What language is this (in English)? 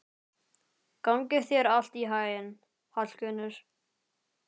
Icelandic